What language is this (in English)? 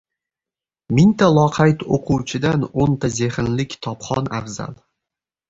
Uzbek